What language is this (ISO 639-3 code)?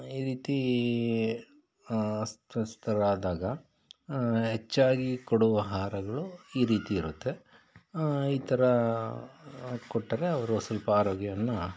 kan